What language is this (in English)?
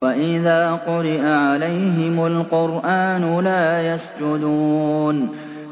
Arabic